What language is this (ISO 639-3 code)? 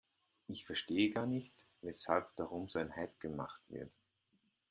deu